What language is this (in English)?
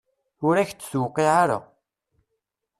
Kabyle